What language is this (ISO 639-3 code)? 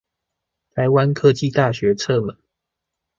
zho